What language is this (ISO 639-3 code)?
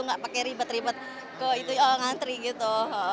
ind